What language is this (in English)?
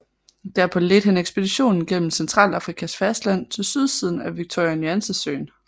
Danish